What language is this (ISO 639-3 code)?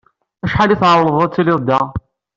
kab